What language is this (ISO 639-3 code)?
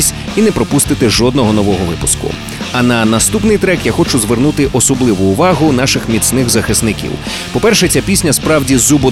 ukr